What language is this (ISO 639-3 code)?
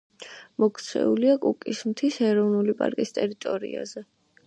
kat